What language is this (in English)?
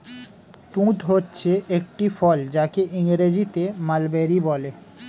Bangla